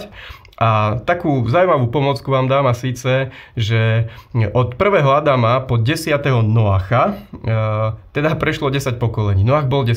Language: Slovak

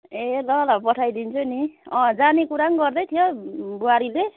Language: Nepali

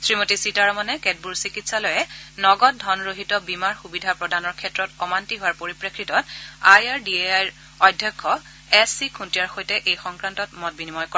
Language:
Assamese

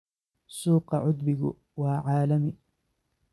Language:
Somali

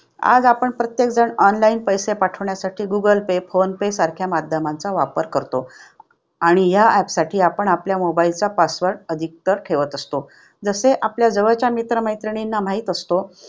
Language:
Marathi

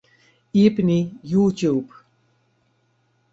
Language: Western Frisian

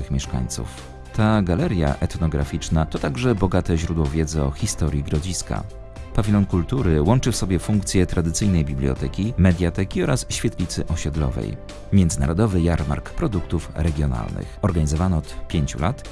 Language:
Polish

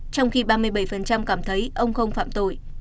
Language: Vietnamese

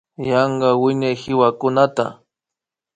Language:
Imbabura Highland Quichua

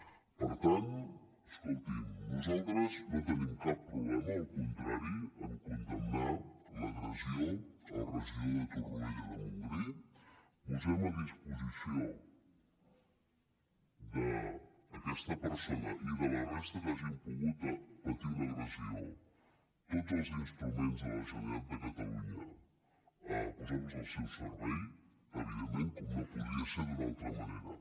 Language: Catalan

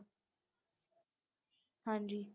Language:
Punjabi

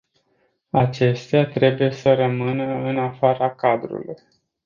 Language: Romanian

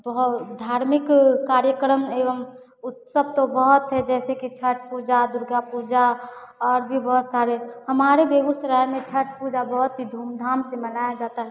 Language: Hindi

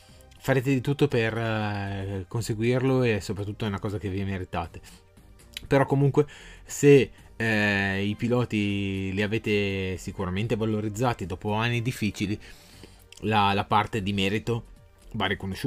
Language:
Italian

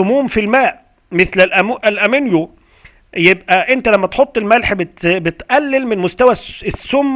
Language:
Arabic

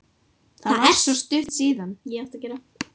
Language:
Icelandic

